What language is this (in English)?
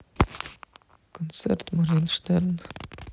Russian